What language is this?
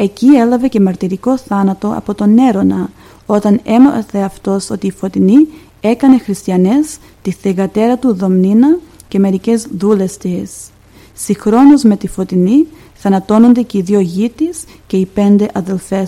Greek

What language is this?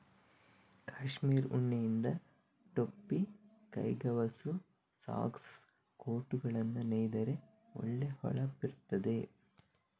Kannada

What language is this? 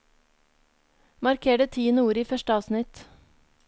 Norwegian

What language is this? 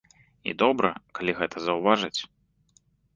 Belarusian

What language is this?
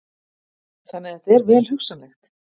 Icelandic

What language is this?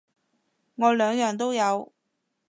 Cantonese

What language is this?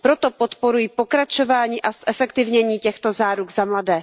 Czech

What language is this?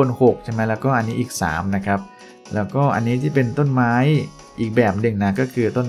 Thai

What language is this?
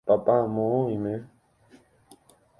Guarani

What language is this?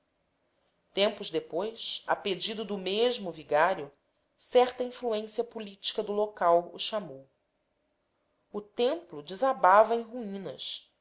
Portuguese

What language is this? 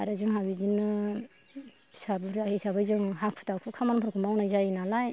Bodo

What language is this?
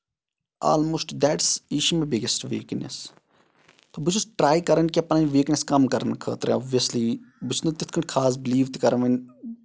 Kashmiri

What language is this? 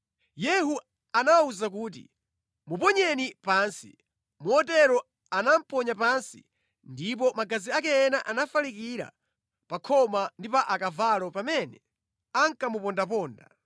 Nyanja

